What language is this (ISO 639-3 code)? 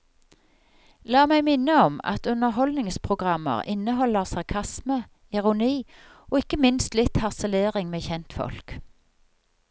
nor